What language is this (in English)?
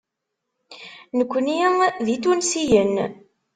Kabyle